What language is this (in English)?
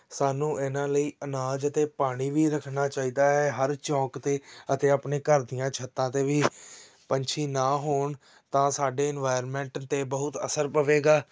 Punjabi